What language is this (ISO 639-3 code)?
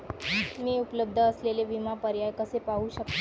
mar